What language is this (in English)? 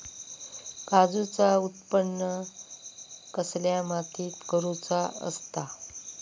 Marathi